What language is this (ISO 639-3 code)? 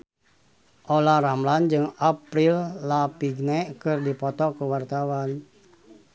sun